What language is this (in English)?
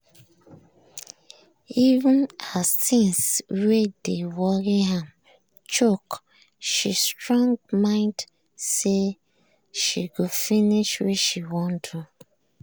Nigerian Pidgin